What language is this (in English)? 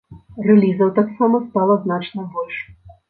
Belarusian